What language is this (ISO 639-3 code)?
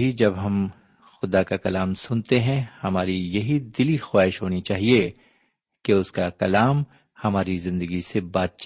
urd